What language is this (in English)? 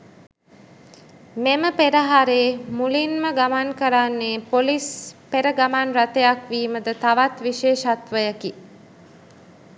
Sinhala